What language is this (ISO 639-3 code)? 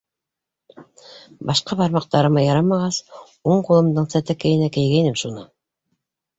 bak